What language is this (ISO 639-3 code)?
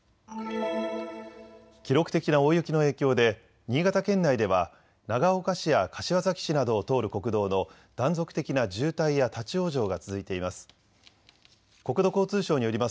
jpn